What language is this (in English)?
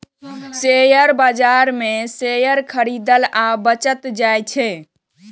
Maithili